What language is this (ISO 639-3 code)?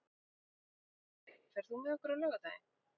isl